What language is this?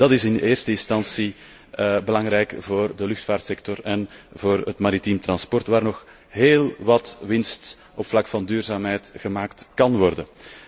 Dutch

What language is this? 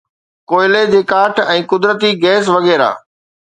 Sindhi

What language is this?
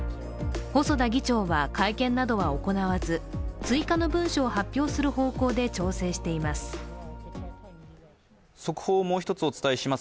Japanese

